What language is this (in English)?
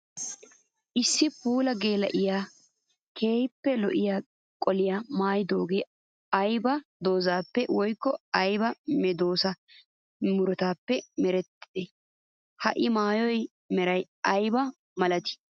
Wolaytta